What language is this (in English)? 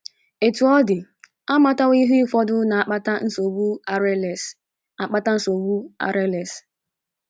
Igbo